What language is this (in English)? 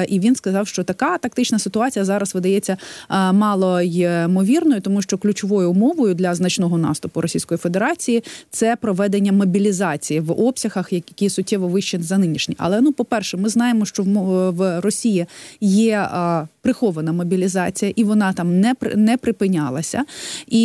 Ukrainian